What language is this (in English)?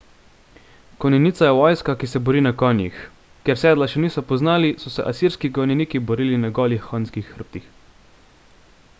Slovenian